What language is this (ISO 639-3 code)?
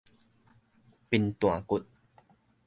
nan